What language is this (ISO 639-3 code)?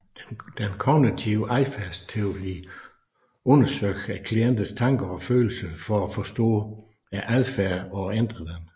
dan